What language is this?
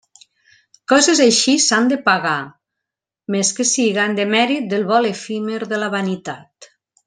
Catalan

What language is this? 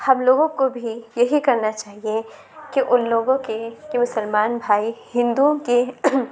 Urdu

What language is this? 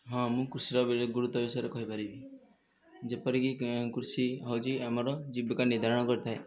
Odia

